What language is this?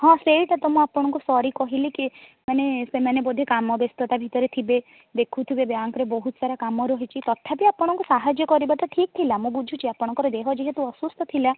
Odia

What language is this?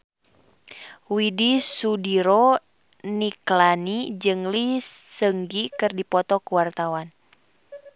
Sundanese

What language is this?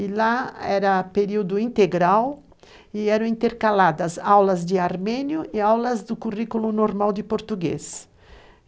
Portuguese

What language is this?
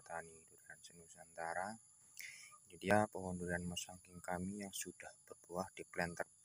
Indonesian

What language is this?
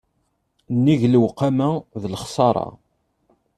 Kabyle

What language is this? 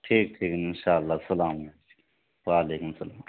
Urdu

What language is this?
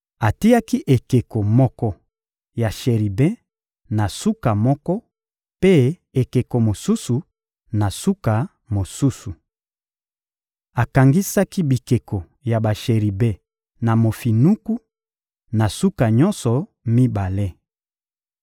Lingala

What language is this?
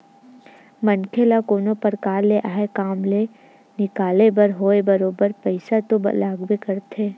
Chhattisgarhi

